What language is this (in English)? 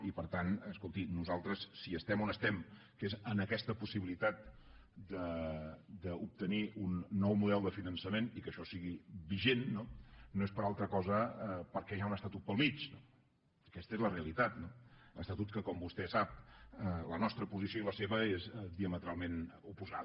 Catalan